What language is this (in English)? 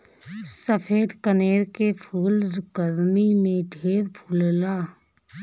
Bhojpuri